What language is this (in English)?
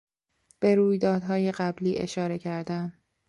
Persian